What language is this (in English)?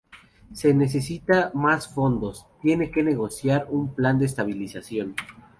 Spanish